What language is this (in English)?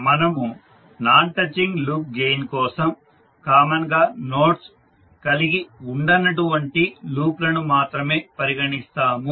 Telugu